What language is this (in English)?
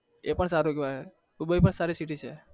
Gujarati